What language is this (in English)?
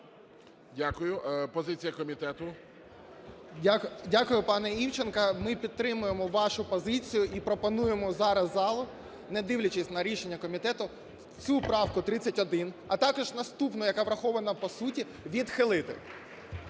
Ukrainian